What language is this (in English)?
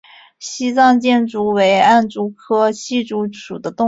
Chinese